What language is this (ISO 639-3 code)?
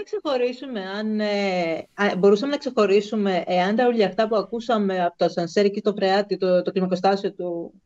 ell